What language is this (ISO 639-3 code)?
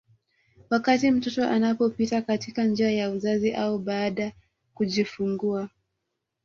swa